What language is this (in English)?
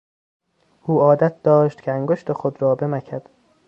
Persian